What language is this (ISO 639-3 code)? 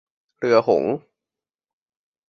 tha